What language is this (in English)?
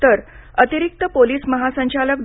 Marathi